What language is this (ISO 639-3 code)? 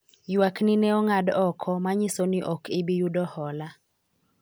luo